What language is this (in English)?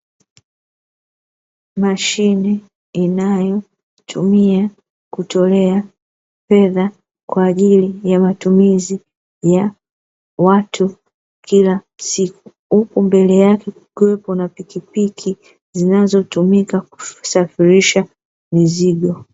Swahili